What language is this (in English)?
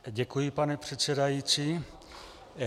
Czech